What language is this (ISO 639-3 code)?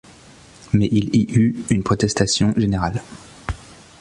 fra